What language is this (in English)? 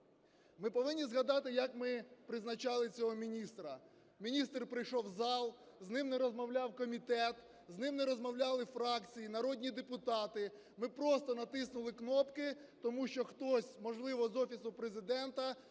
Ukrainian